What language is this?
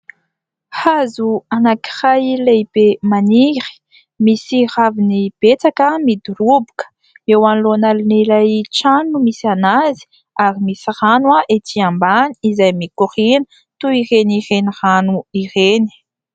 Malagasy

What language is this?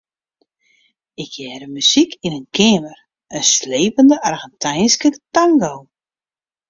Western Frisian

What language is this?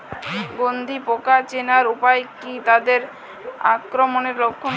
Bangla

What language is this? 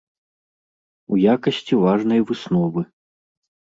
Belarusian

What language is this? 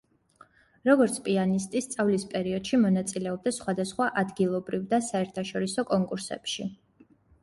Georgian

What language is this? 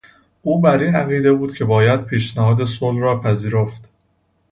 Persian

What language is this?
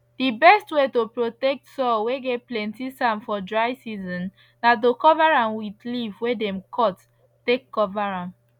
Nigerian Pidgin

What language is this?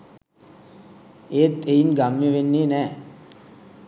Sinhala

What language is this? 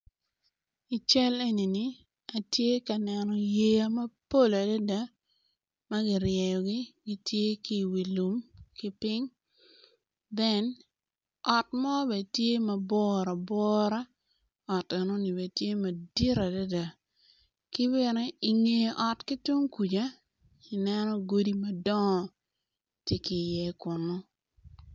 Acoli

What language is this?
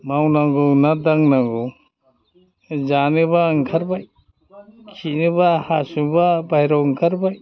Bodo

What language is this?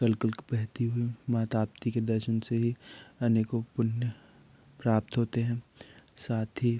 Hindi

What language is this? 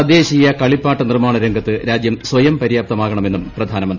Malayalam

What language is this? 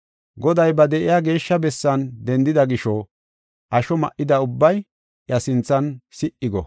Gofa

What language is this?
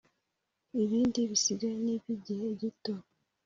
Kinyarwanda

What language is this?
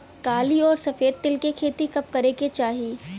Bhojpuri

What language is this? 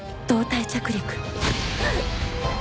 Japanese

